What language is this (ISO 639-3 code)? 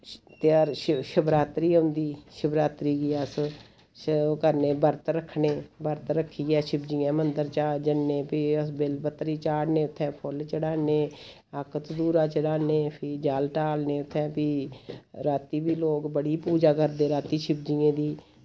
doi